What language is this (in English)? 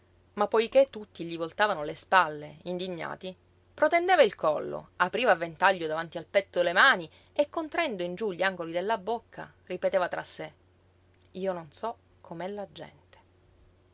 Italian